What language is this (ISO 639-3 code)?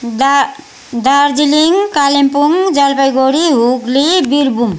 nep